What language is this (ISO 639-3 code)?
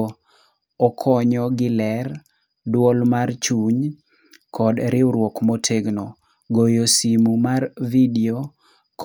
luo